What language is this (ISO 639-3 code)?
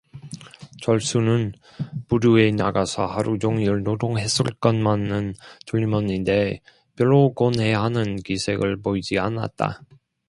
kor